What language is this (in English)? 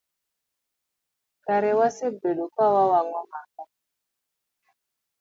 Luo (Kenya and Tanzania)